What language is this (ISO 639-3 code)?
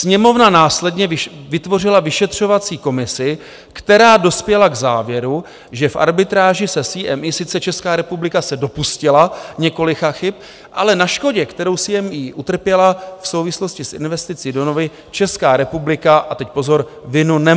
ces